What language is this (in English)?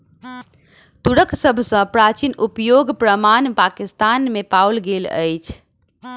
Maithili